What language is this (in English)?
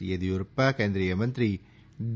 Gujarati